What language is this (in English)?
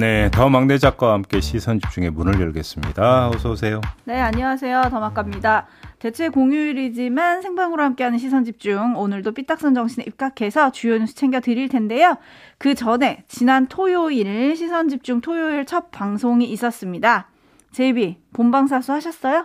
Korean